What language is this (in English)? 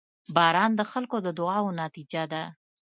Pashto